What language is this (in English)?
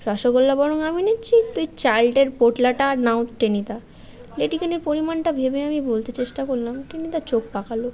Bangla